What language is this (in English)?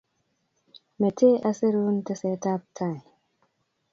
Kalenjin